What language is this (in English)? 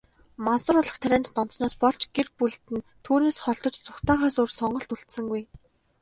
Mongolian